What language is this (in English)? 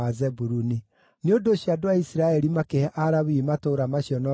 Kikuyu